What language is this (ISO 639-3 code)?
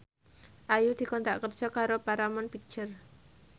jav